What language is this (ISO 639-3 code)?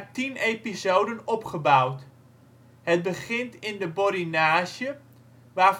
nld